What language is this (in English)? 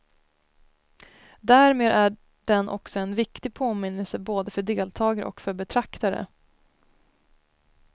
Swedish